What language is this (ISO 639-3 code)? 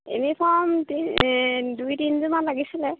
asm